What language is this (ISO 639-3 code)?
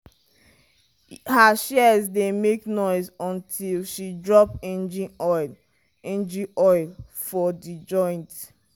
pcm